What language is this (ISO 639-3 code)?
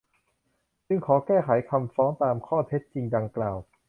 tha